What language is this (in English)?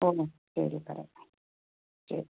Malayalam